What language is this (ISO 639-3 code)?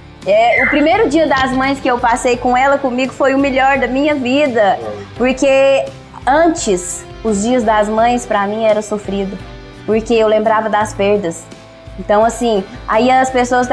por